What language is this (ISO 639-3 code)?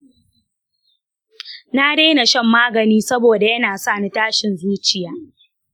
hau